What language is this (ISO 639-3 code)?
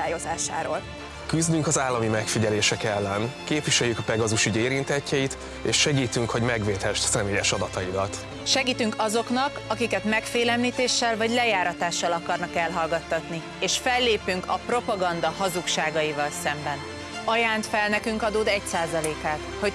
hun